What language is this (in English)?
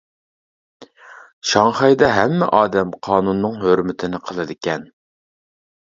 Uyghur